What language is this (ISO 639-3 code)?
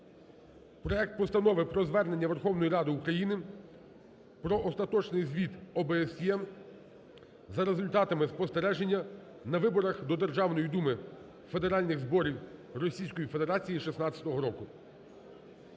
ukr